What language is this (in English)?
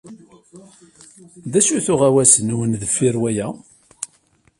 Kabyle